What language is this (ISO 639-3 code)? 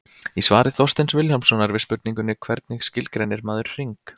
isl